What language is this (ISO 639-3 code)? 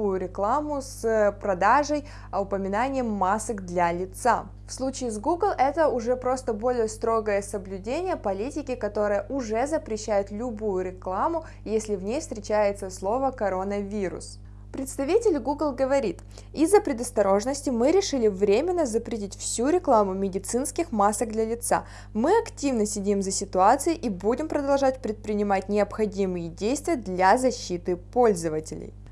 rus